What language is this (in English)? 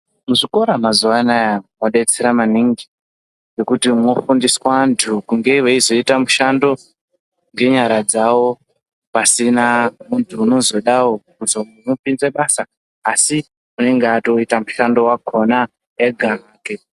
Ndau